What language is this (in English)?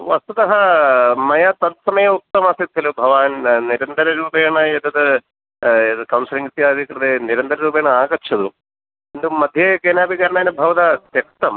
Sanskrit